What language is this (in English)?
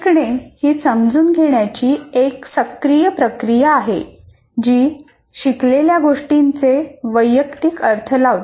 Marathi